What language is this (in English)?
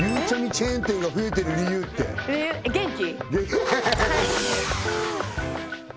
Japanese